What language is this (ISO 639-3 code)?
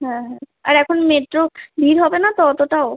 ben